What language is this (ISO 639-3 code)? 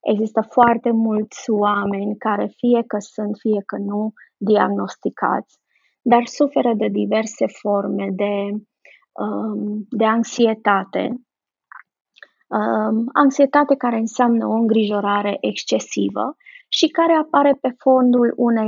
ron